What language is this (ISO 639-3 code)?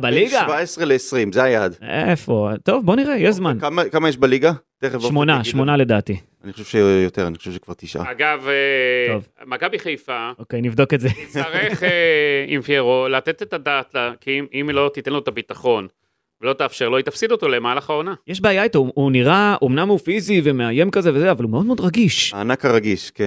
heb